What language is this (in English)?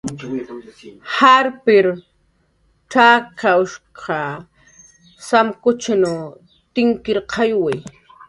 Jaqaru